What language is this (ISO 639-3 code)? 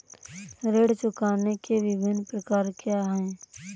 hin